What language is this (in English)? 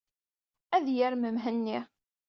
Kabyle